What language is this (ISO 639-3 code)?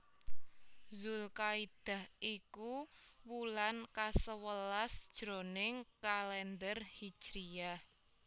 jav